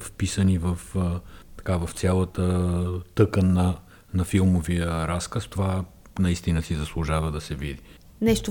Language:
Bulgarian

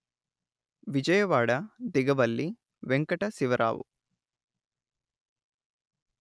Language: Telugu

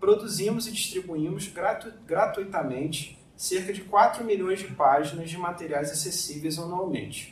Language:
Portuguese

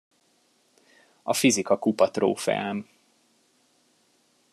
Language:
Hungarian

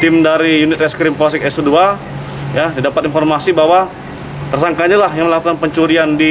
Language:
Indonesian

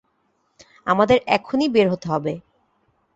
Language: Bangla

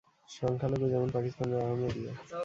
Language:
Bangla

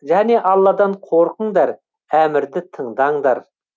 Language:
Kazakh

